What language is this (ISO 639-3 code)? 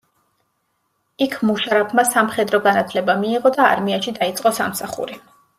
kat